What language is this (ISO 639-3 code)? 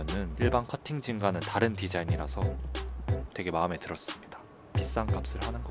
kor